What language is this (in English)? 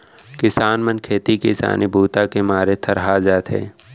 Chhattisgarhi